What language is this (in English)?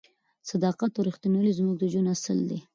Pashto